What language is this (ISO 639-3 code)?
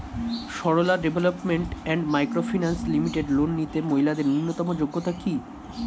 ben